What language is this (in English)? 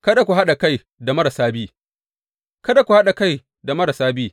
Hausa